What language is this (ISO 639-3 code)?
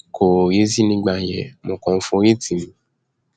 yor